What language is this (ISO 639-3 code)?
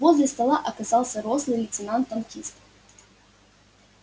rus